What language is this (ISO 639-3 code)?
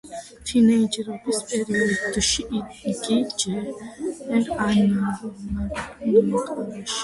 kat